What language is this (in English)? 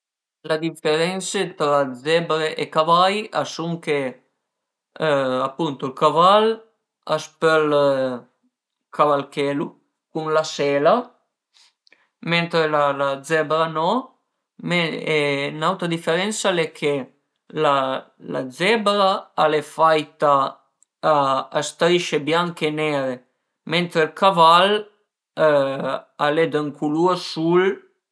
Piedmontese